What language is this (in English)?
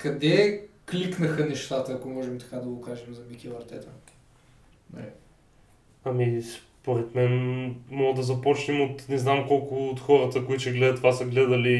Bulgarian